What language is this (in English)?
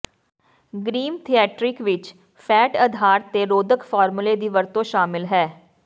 Punjabi